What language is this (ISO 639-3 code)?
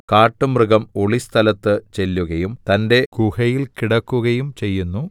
mal